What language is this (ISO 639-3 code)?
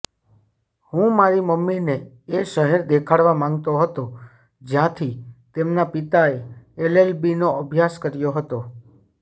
guj